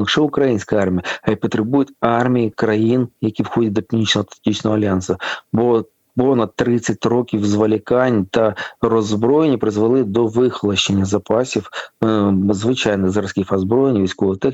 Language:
Ukrainian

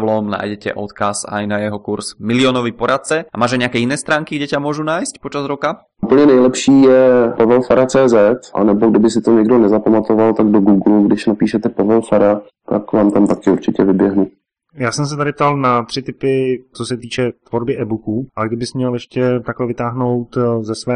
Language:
Czech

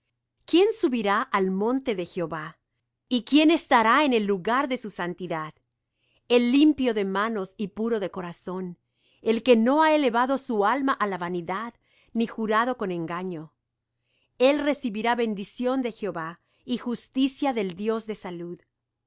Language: Spanish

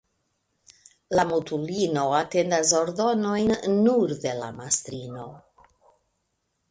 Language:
Esperanto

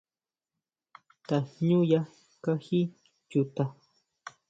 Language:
Huautla Mazatec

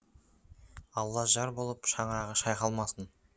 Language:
Kazakh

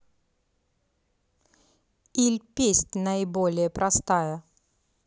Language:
Russian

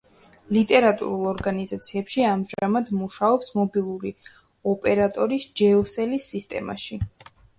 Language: Georgian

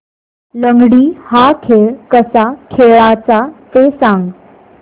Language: Marathi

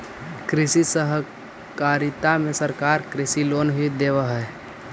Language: Magahi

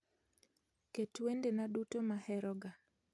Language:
Luo (Kenya and Tanzania)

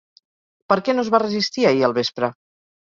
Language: Catalan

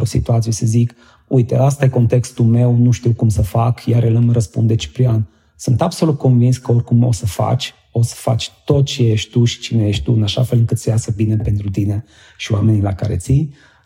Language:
Romanian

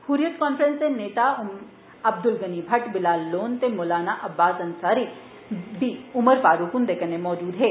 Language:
Dogri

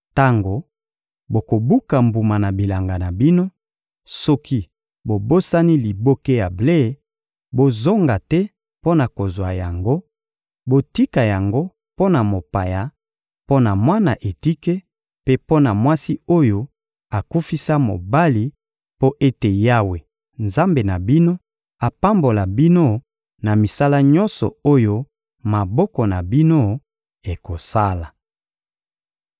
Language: Lingala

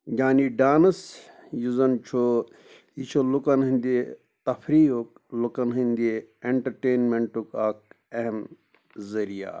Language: Kashmiri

